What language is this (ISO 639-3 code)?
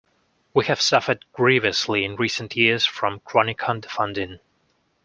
eng